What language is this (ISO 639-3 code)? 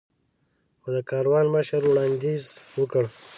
pus